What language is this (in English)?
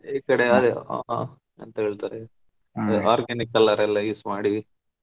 Kannada